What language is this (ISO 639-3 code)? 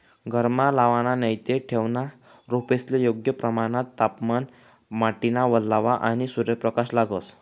mar